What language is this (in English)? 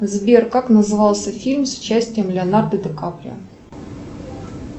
Russian